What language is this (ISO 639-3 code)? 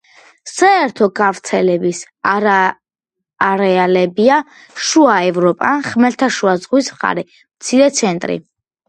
kat